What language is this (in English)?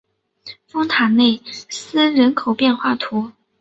Chinese